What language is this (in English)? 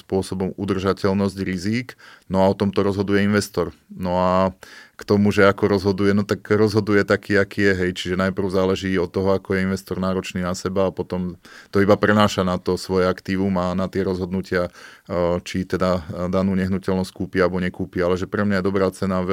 Slovak